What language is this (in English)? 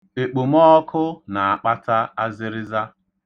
Igbo